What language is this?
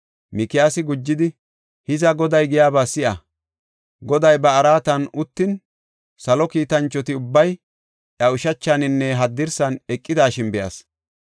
Gofa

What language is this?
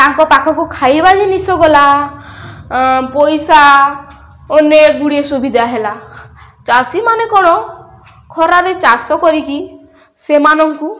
Odia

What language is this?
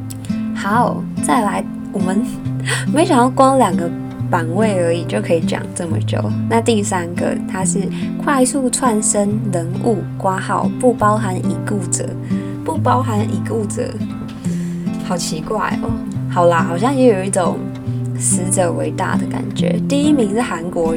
Chinese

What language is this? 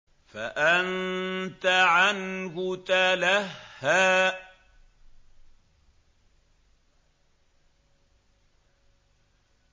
Arabic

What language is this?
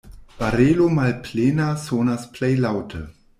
Esperanto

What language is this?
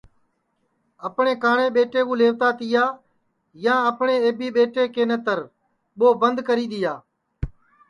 Sansi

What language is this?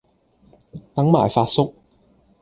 Cantonese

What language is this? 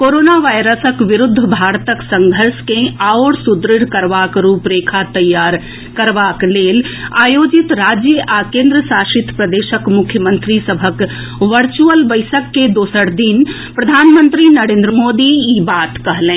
Maithili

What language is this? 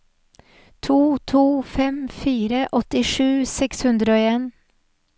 Norwegian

